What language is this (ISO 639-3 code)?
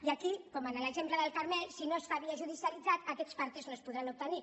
cat